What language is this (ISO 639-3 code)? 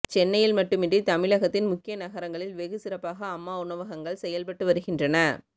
tam